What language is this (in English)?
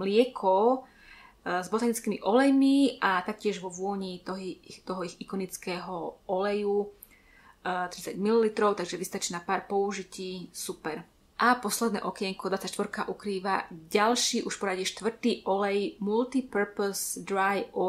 Slovak